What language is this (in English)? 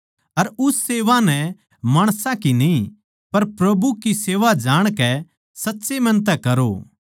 Haryanvi